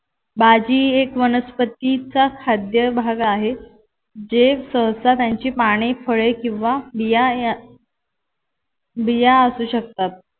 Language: Marathi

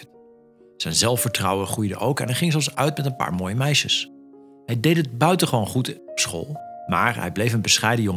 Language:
Dutch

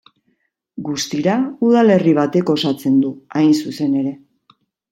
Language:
Basque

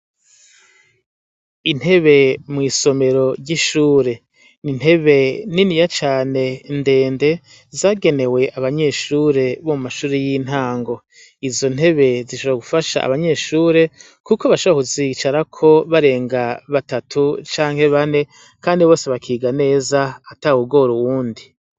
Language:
Rundi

